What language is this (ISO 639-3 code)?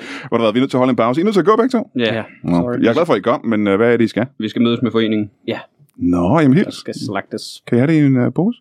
dan